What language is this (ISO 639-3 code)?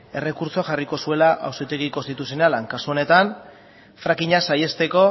eus